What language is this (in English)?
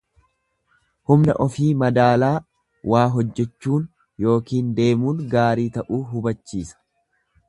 Oromo